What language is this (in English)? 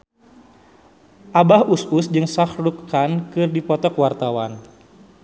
Sundanese